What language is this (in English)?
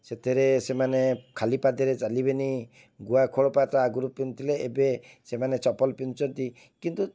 Odia